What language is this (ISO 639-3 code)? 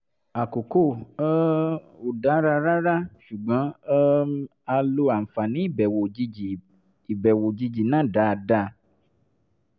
yor